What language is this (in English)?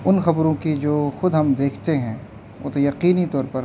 Urdu